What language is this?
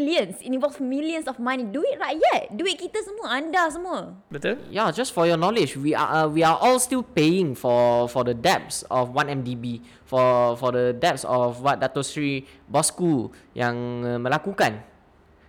Malay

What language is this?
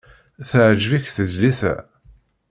Kabyle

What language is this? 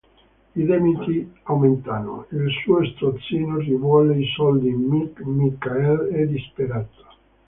Italian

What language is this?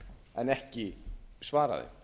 Icelandic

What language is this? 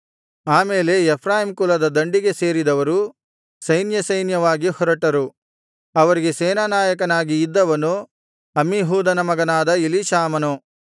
Kannada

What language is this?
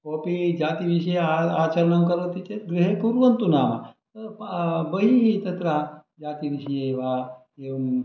Sanskrit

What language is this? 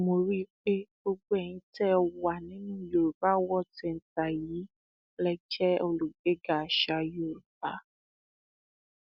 Yoruba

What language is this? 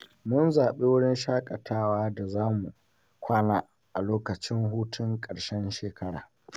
Hausa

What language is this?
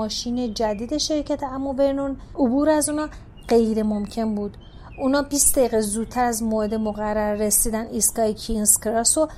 Persian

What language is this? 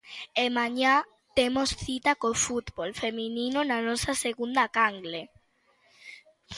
Galician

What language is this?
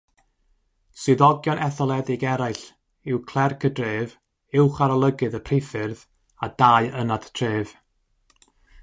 Welsh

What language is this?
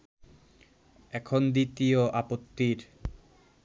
Bangla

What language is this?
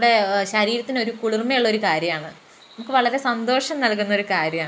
Malayalam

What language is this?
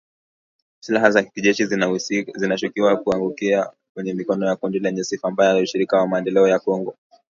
Swahili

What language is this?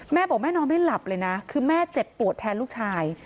Thai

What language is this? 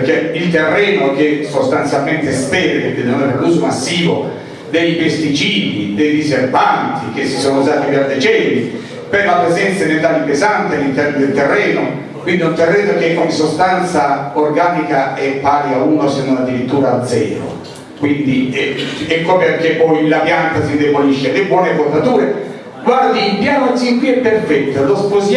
Italian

